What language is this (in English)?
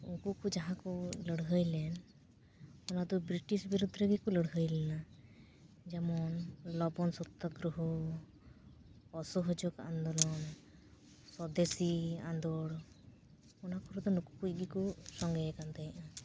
Santali